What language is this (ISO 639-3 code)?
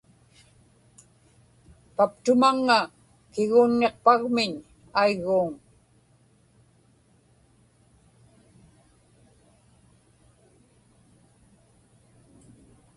ipk